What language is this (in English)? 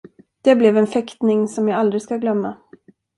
Swedish